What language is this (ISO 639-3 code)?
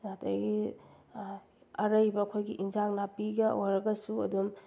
mni